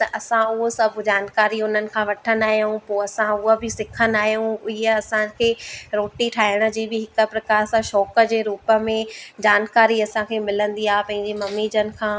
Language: Sindhi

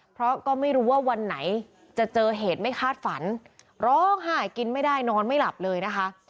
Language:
Thai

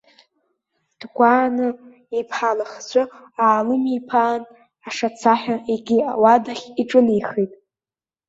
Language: Abkhazian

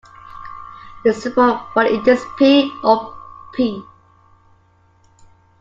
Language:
English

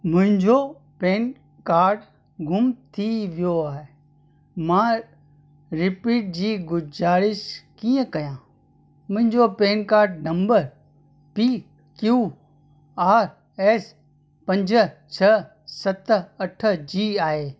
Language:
Sindhi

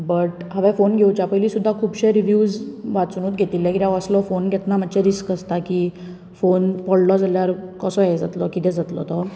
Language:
Konkani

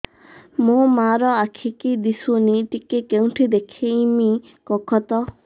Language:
Odia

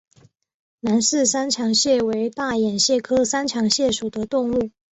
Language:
Chinese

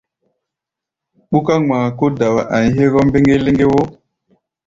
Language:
Gbaya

